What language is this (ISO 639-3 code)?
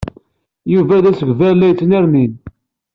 kab